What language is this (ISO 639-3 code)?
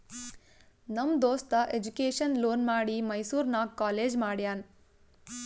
kan